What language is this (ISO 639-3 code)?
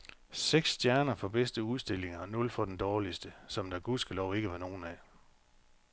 dan